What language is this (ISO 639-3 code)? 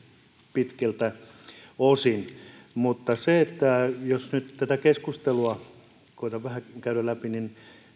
fin